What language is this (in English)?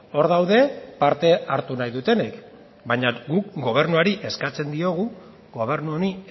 Basque